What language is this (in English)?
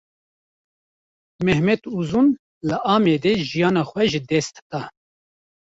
Kurdish